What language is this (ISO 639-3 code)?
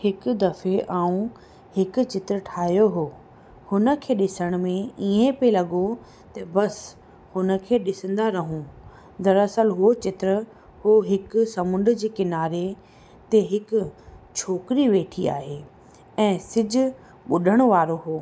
snd